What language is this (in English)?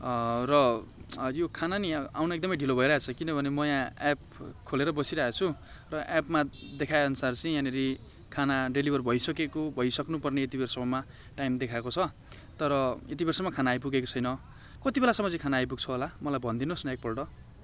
Nepali